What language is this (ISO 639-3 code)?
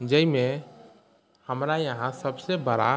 mai